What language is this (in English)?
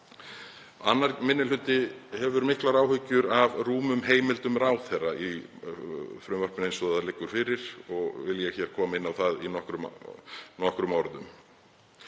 Icelandic